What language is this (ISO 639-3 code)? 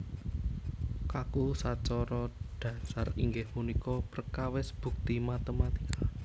jav